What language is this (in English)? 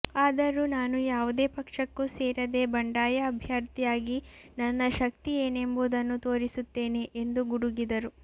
Kannada